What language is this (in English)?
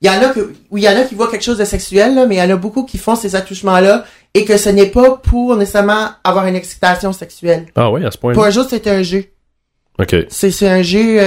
French